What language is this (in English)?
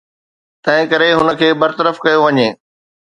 Sindhi